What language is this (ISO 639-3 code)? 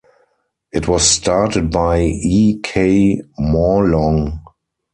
eng